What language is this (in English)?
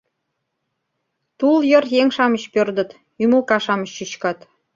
Mari